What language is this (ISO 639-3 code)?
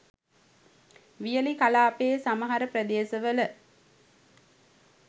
sin